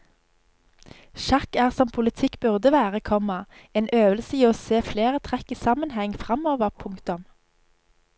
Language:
Norwegian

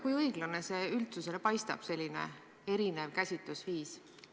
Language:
Estonian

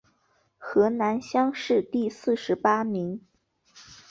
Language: Chinese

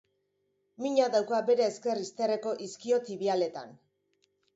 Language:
Basque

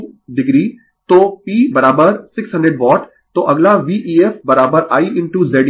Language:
Hindi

